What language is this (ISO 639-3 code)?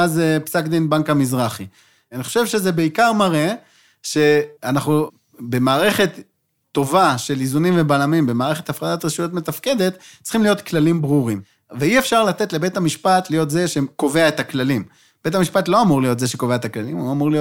heb